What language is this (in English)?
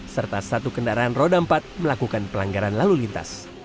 Indonesian